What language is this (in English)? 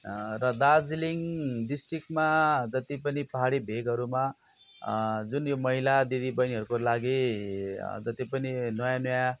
Nepali